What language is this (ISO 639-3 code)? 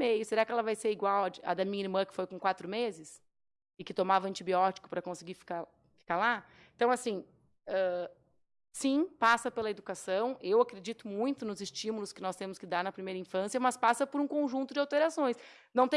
por